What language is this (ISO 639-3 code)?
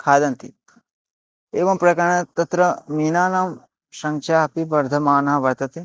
san